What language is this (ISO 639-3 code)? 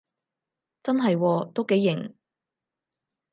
yue